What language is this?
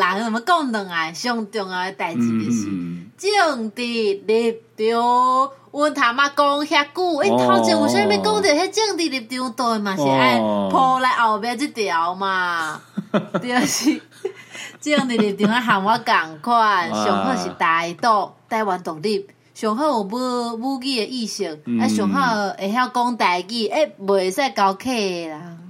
Chinese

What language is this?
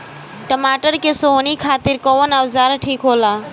Bhojpuri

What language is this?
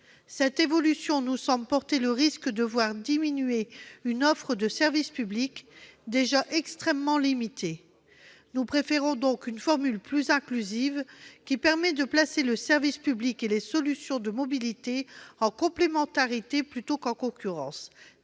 French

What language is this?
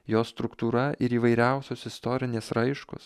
Lithuanian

